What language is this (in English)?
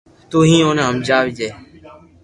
Loarki